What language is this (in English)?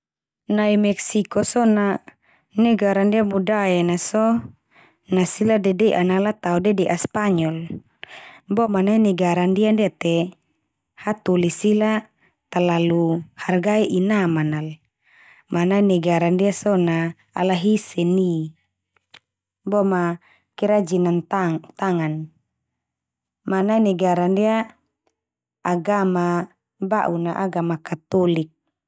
Termanu